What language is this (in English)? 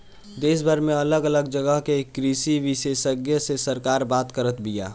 Bhojpuri